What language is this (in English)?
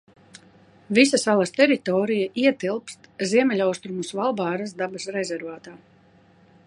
Latvian